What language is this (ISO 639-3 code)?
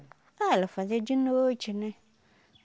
por